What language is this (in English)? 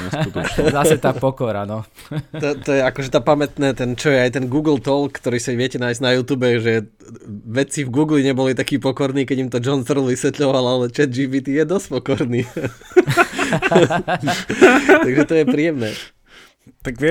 Slovak